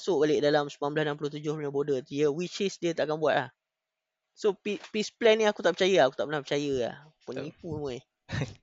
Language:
Malay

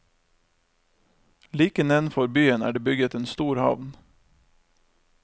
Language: Norwegian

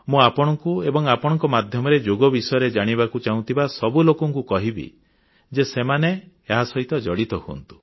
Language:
Odia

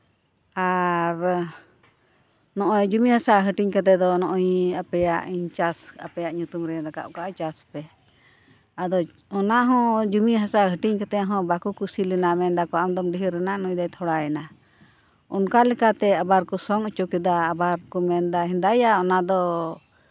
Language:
Santali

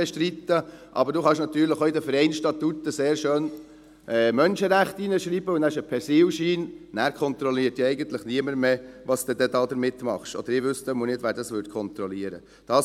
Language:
Swiss German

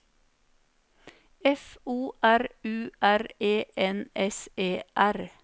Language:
Norwegian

